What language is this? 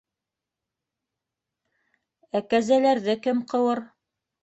Bashkir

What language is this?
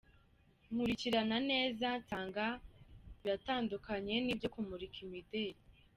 Kinyarwanda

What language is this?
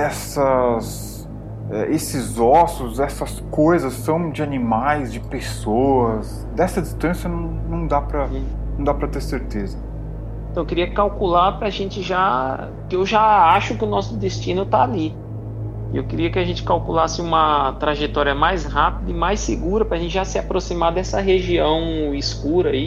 Portuguese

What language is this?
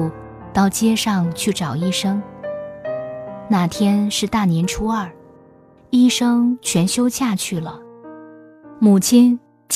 Chinese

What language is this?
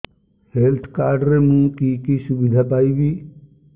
Odia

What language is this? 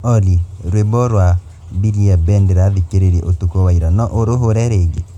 Kikuyu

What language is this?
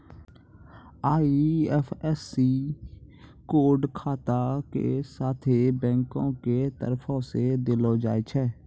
Maithili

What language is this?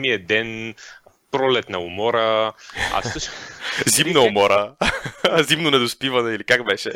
Bulgarian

